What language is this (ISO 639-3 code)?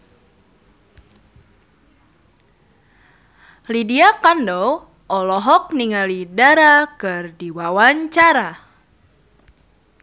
sun